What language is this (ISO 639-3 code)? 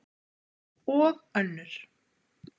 isl